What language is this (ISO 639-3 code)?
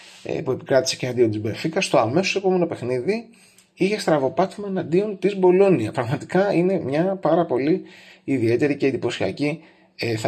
ell